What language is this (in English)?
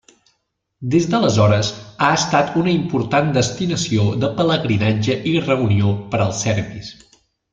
Catalan